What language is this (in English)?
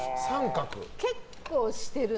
Japanese